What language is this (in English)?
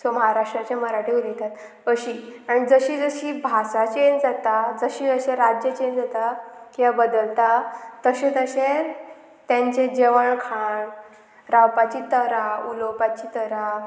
Konkani